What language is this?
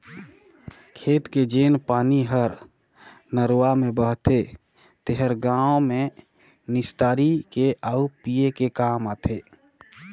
Chhattisgarhi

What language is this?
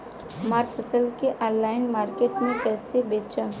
Bhojpuri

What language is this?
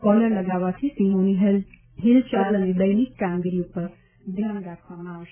Gujarati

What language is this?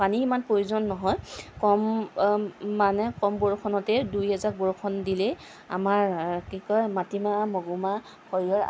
Assamese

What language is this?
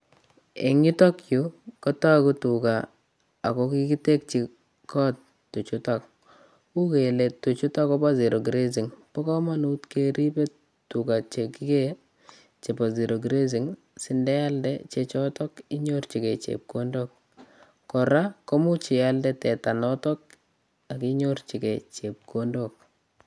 Kalenjin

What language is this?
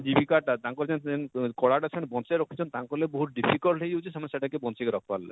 Odia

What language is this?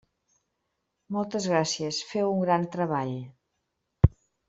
Catalan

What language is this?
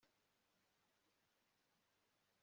Kinyarwanda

